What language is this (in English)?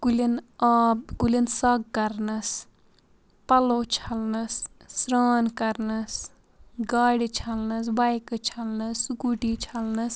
Kashmiri